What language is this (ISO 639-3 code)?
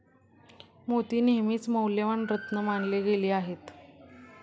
mar